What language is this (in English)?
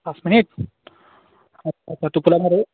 Assamese